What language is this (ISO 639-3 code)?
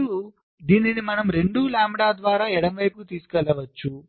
tel